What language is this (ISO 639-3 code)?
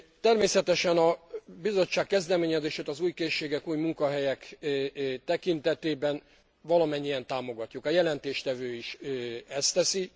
hun